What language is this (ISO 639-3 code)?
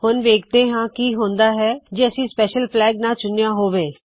pan